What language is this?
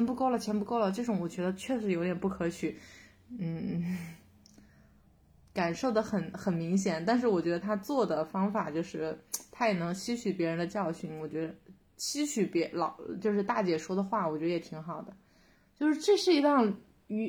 Chinese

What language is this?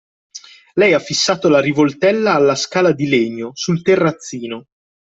Italian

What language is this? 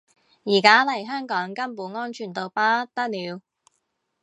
Cantonese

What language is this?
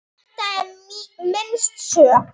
Icelandic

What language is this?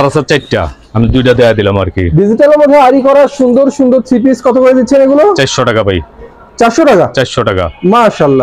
Bangla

